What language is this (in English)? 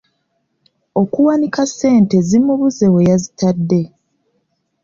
Ganda